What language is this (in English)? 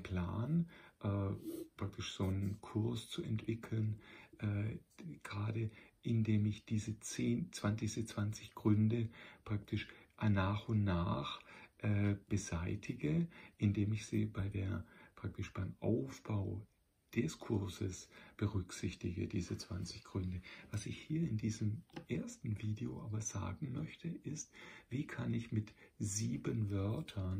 German